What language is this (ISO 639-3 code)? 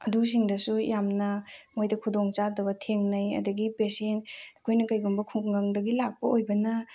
mni